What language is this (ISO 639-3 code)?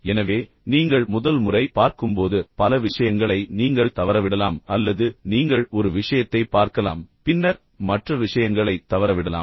tam